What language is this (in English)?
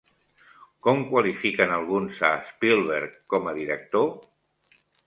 Catalan